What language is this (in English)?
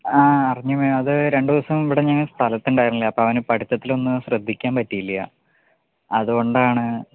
Malayalam